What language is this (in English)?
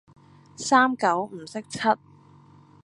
Cantonese